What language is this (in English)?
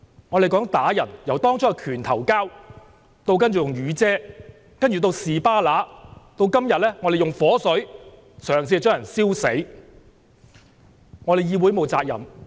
Cantonese